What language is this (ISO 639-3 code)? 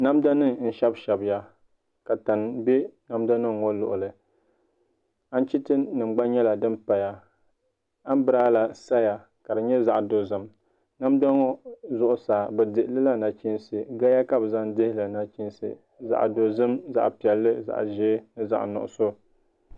dag